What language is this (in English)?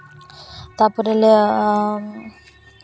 Santali